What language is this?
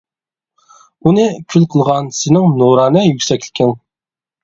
Uyghur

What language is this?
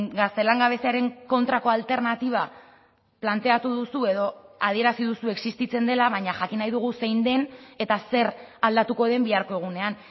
Basque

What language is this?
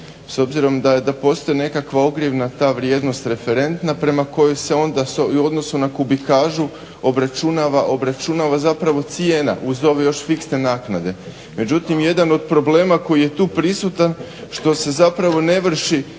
Croatian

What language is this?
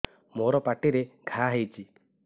Odia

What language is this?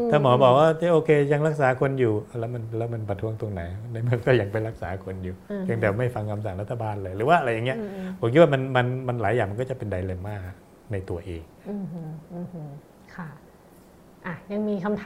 Thai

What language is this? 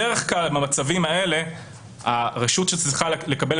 Hebrew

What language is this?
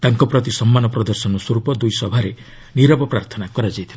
Odia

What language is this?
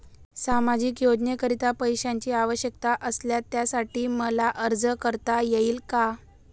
Marathi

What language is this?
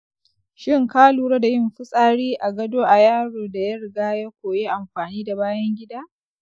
Hausa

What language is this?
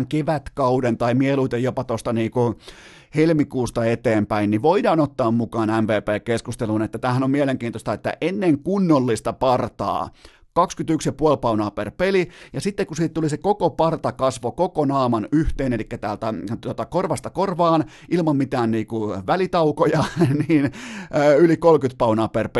Finnish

